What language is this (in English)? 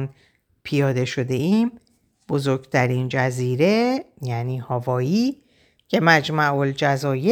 Persian